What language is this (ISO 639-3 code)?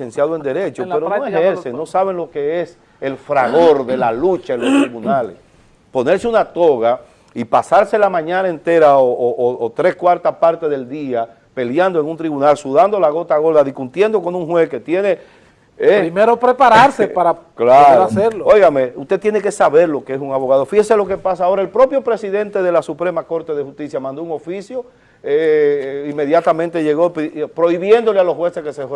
spa